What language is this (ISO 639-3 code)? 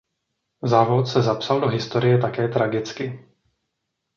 ces